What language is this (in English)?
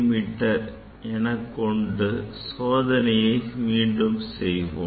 Tamil